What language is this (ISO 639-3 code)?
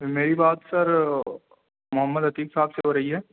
urd